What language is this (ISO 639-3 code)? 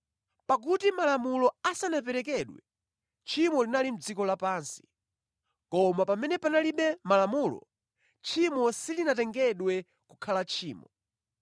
nya